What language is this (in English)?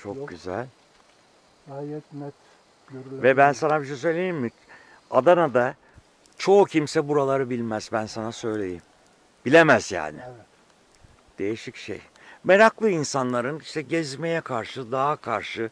Turkish